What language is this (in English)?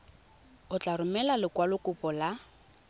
Tswana